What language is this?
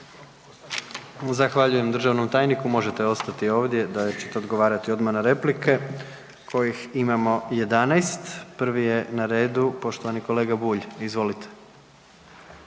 Croatian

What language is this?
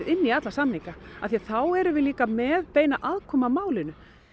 Icelandic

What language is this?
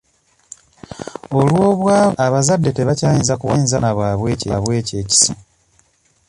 Ganda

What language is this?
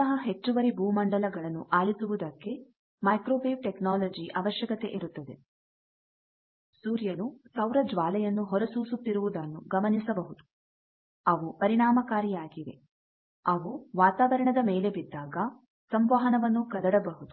Kannada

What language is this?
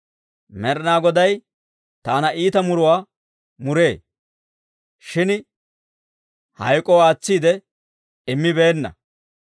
Dawro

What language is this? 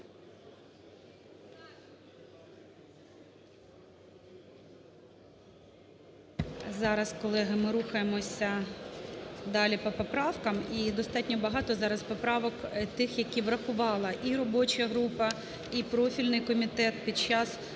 Ukrainian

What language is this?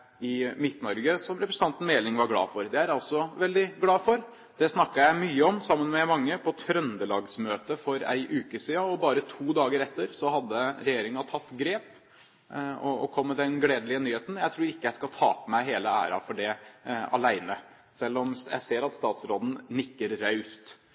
Norwegian Bokmål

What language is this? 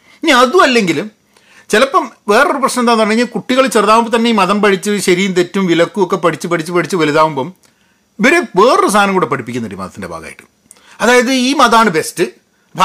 Malayalam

